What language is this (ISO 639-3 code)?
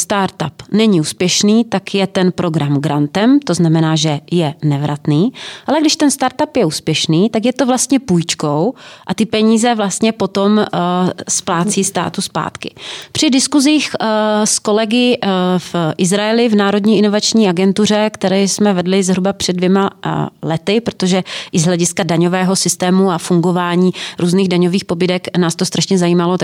ces